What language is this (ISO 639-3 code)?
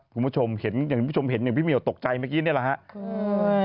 tha